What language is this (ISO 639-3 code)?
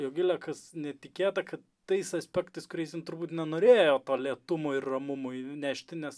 lit